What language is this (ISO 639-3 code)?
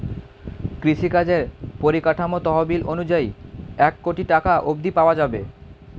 ben